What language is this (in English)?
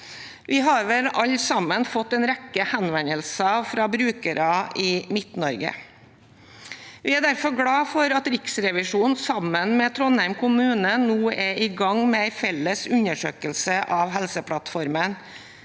Norwegian